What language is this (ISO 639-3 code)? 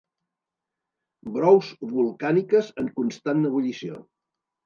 cat